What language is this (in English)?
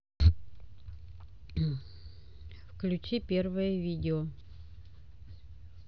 Russian